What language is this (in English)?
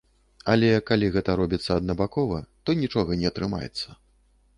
Belarusian